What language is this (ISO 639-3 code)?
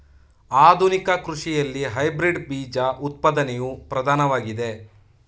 kan